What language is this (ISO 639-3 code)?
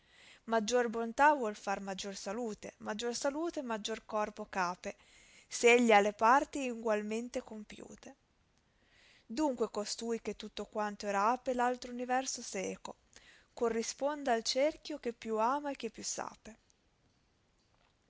ita